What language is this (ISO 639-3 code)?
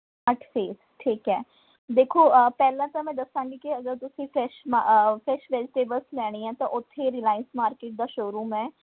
pan